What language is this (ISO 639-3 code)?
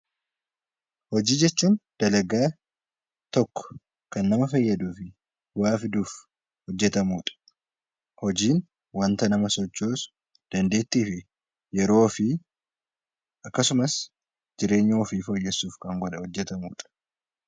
orm